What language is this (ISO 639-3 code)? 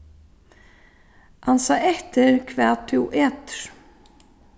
fao